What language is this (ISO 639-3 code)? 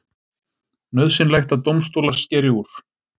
isl